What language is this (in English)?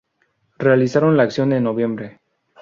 Spanish